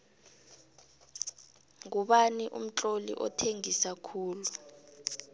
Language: South Ndebele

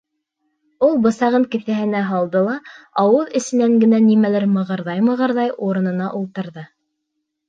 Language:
Bashkir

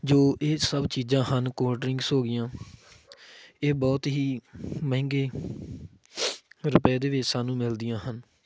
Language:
Punjabi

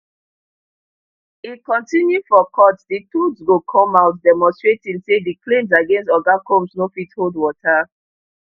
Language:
Nigerian Pidgin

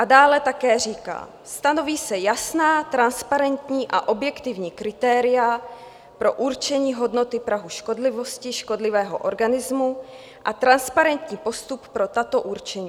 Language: Czech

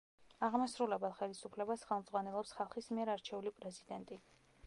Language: Georgian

